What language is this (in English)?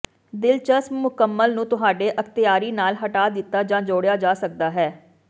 Punjabi